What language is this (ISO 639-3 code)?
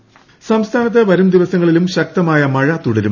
mal